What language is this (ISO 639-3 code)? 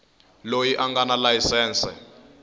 tso